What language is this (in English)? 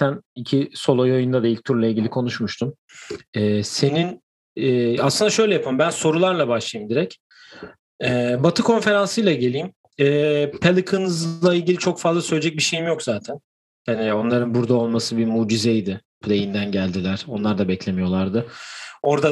Turkish